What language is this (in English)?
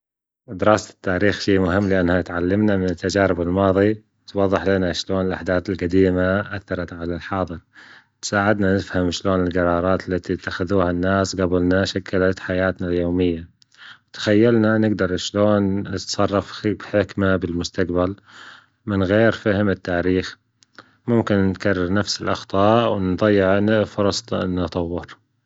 Gulf Arabic